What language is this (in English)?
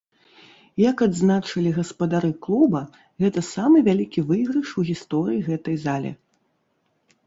Belarusian